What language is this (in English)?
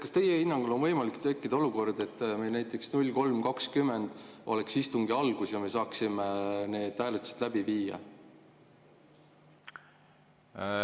Estonian